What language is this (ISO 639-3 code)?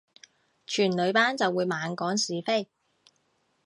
yue